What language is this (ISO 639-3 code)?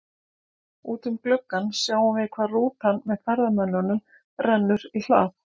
isl